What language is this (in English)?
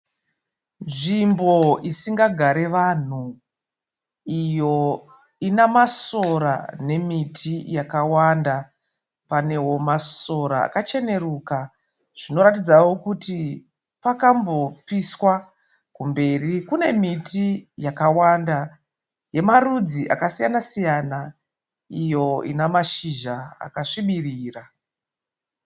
Shona